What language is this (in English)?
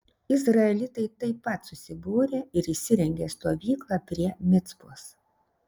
Lithuanian